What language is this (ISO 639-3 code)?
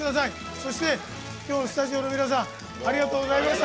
jpn